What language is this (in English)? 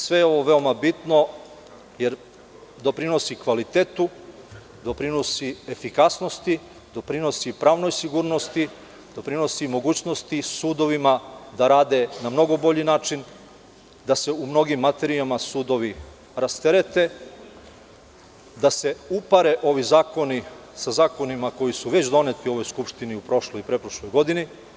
Serbian